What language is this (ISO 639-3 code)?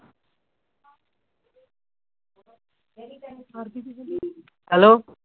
pan